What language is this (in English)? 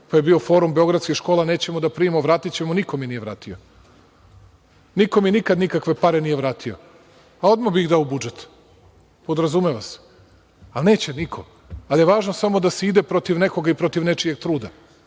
Serbian